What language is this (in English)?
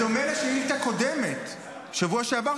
Hebrew